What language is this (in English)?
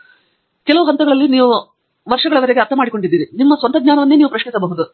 Kannada